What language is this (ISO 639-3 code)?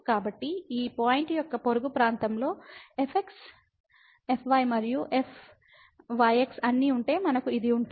tel